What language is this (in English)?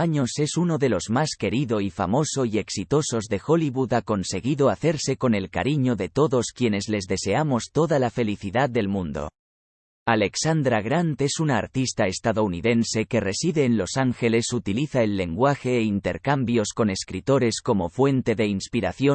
Spanish